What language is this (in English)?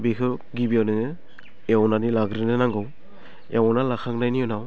Bodo